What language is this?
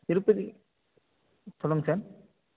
Tamil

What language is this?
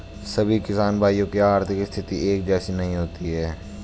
Hindi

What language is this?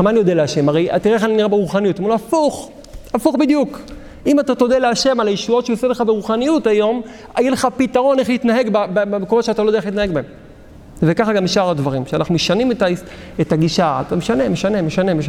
Hebrew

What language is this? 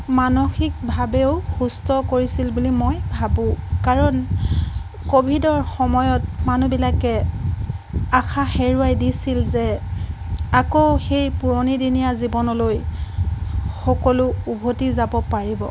Assamese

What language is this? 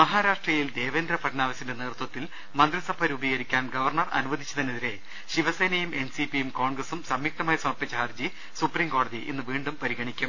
Malayalam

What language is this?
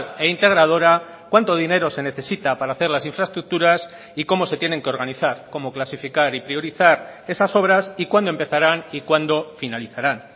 Spanish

